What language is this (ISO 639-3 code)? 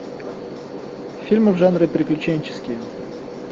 rus